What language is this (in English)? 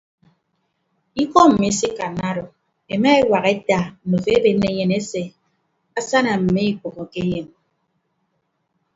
Ibibio